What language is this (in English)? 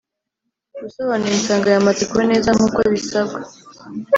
Kinyarwanda